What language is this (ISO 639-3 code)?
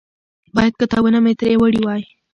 pus